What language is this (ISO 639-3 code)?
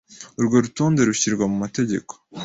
kin